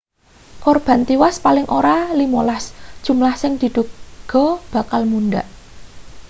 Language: Javanese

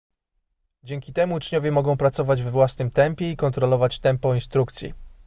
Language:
Polish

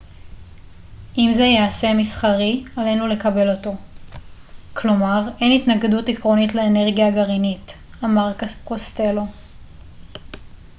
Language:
Hebrew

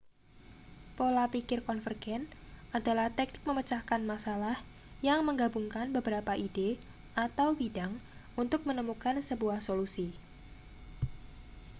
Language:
Indonesian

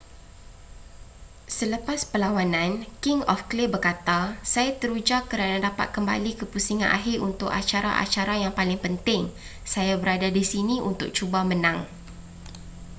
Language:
Malay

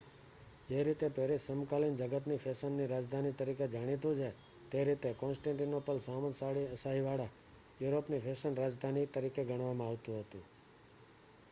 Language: Gujarati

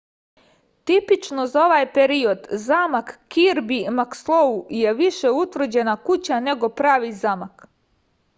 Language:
Serbian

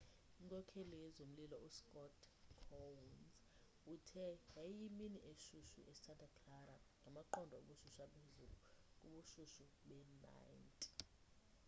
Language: Xhosa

